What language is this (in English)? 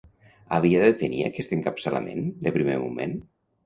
Catalan